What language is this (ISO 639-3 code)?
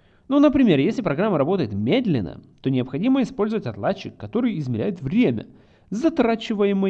rus